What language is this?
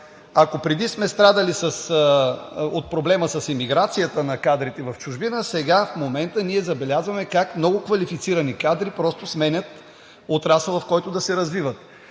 Bulgarian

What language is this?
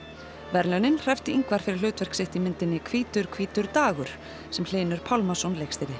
Icelandic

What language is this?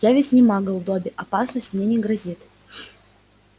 Russian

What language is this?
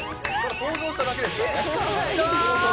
Japanese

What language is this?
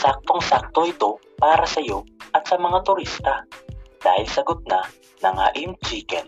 Filipino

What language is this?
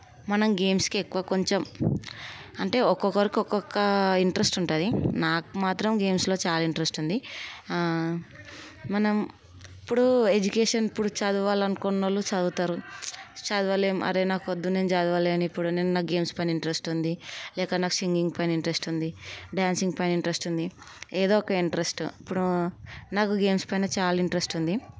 Telugu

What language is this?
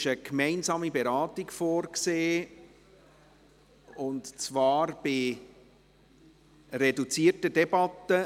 Swiss German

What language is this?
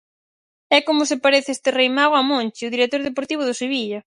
Galician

